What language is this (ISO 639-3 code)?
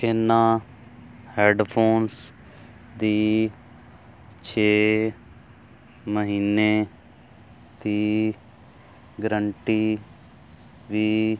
pan